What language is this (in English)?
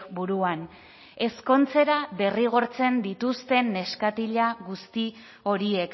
Basque